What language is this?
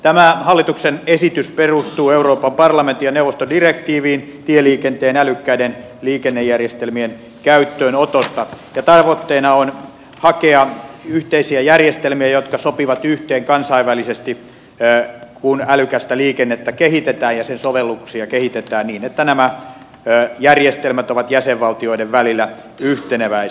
Finnish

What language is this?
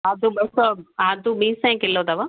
Sindhi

